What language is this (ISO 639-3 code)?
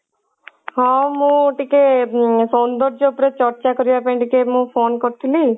ori